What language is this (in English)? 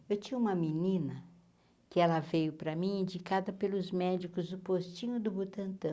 Portuguese